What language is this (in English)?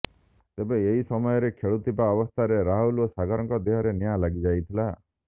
Odia